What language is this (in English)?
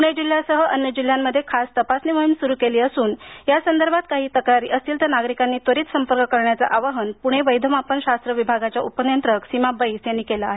Marathi